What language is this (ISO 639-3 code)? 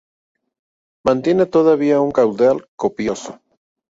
spa